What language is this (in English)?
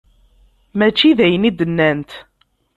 Kabyle